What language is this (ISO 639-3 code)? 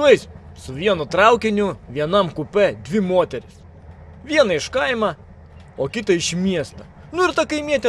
rus